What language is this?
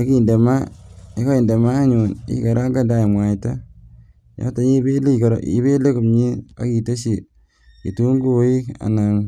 Kalenjin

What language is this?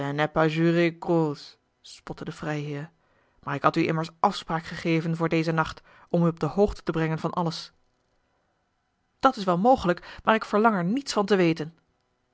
Dutch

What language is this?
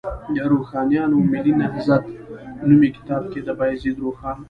Pashto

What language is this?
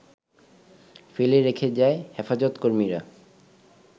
Bangla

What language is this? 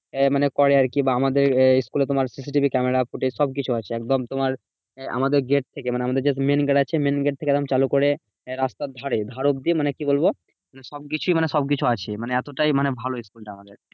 Bangla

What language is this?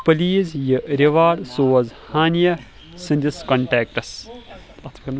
Kashmiri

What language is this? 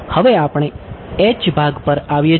Gujarati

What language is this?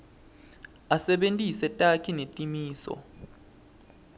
Swati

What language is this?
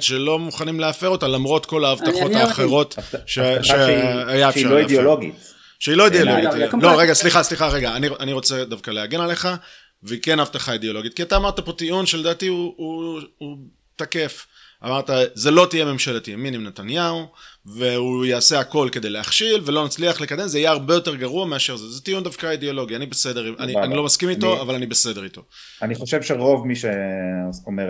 Hebrew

